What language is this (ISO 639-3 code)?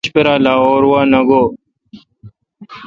xka